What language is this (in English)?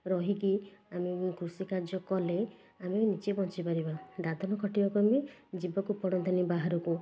Odia